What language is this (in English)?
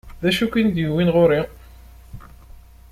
Kabyle